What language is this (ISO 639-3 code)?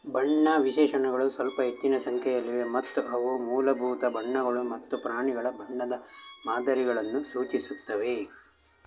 kan